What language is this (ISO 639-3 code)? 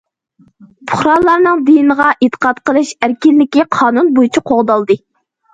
uig